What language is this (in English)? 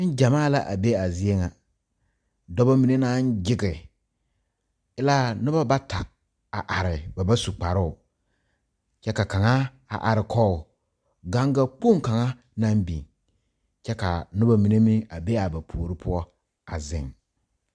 Southern Dagaare